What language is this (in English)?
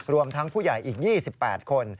Thai